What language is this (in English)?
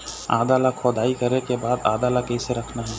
Chhattisgarhi